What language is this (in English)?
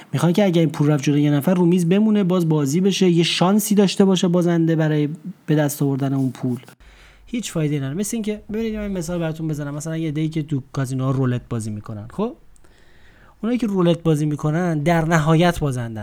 Persian